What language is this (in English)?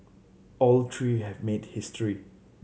English